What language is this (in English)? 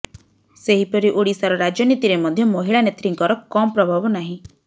Odia